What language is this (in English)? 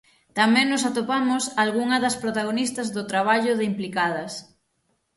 Galician